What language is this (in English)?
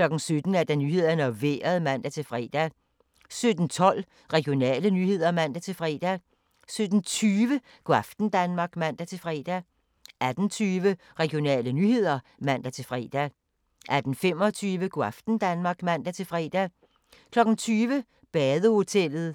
Danish